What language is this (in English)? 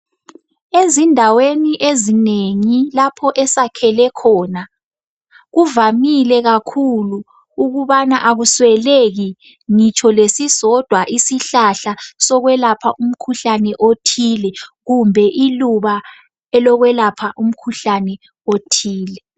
North Ndebele